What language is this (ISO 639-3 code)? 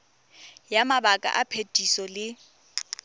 tsn